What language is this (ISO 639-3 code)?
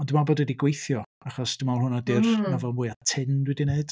cym